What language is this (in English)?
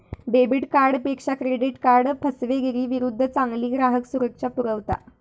Marathi